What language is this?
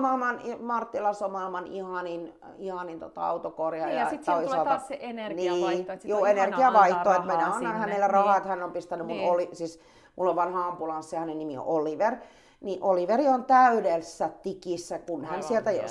Finnish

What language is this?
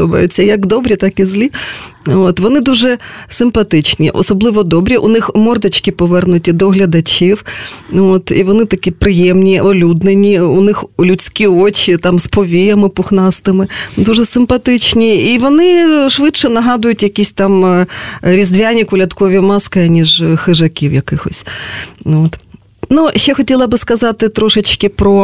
Ukrainian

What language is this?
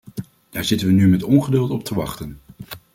Dutch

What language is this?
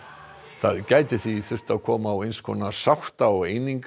Icelandic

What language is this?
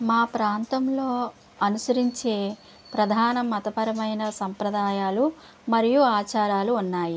Telugu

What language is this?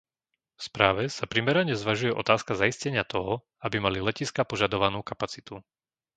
Slovak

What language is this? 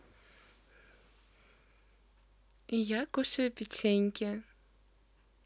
Russian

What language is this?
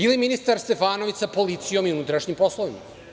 Serbian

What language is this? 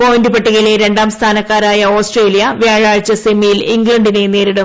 Malayalam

